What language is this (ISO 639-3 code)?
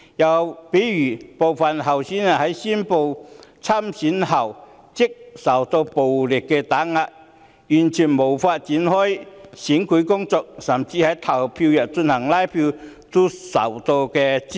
yue